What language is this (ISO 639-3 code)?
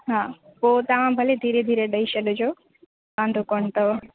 snd